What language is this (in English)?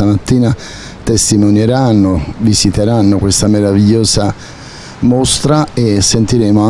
Italian